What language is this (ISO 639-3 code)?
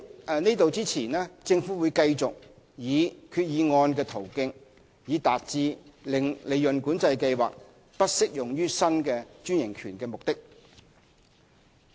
yue